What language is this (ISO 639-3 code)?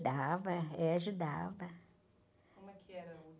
por